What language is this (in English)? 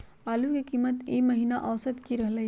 Magahi